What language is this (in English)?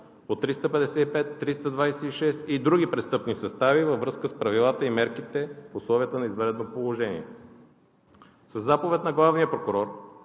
Bulgarian